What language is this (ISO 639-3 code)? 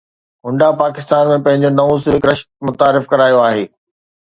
snd